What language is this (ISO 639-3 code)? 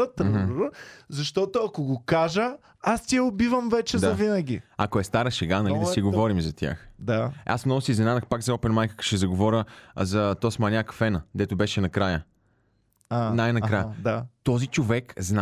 bul